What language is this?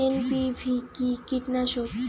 Bangla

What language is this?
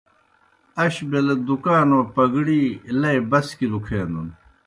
Kohistani Shina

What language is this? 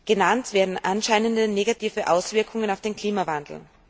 German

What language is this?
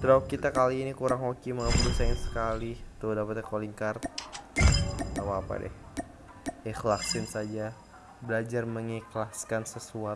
Indonesian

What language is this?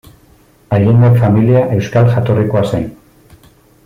Basque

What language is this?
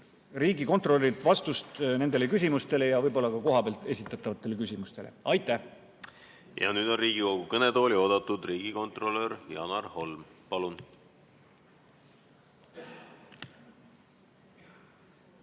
Estonian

